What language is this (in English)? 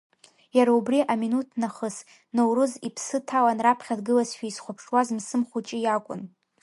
Abkhazian